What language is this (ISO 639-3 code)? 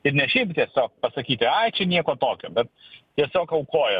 lit